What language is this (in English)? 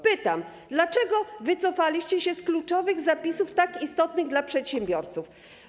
Polish